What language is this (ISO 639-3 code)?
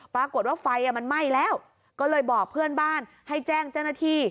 tha